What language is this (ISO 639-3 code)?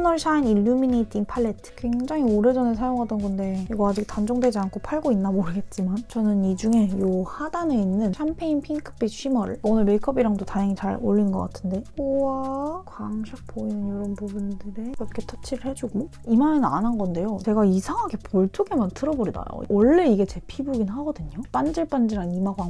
kor